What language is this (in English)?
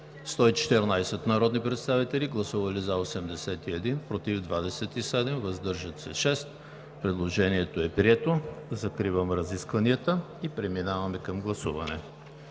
Bulgarian